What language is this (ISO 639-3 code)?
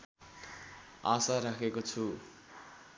nep